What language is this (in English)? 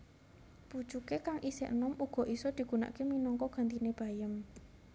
Javanese